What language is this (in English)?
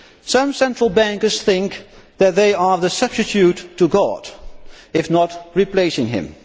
English